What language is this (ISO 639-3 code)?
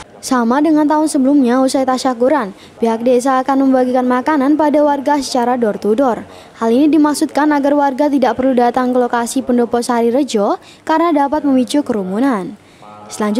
ind